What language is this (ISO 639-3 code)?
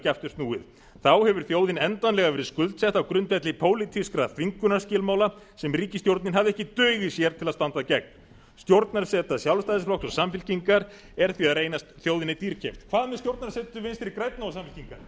isl